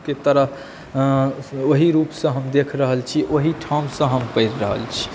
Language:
Maithili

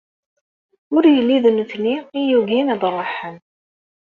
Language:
Kabyle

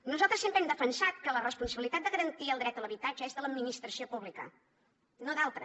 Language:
Catalan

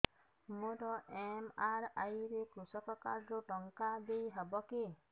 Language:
Odia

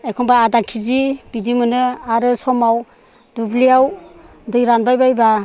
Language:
Bodo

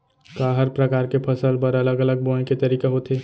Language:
Chhattisgarhi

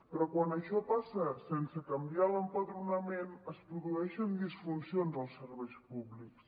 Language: Catalan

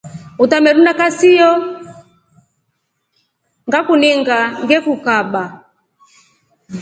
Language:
Rombo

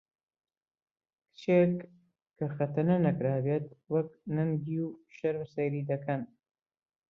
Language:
Central Kurdish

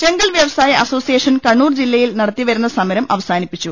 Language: Malayalam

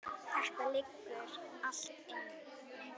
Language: Icelandic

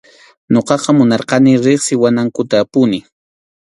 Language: Arequipa-La Unión Quechua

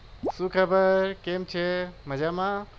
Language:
Gujarati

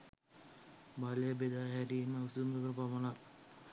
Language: Sinhala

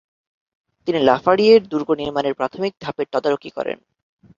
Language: Bangla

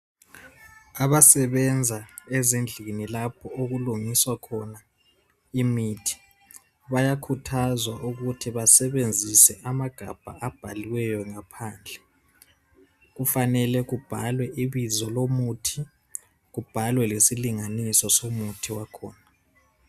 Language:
North Ndebele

